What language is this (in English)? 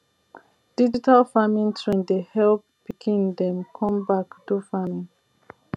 Nigerian Pidgin